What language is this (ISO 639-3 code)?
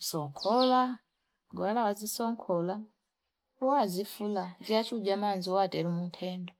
fip